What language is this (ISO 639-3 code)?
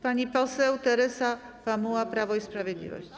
pol